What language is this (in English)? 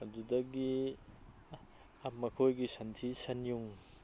Manipuri